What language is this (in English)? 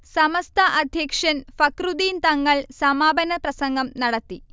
Malayalam